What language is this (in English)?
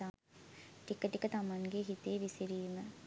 Sinhala